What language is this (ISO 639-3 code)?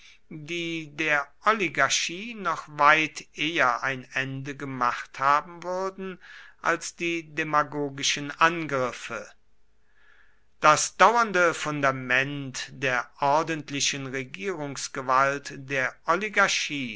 deu